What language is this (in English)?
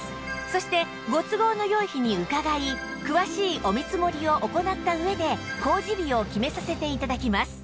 Japanese